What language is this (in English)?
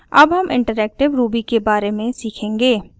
Hindi